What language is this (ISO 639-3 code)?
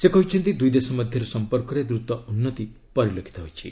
ori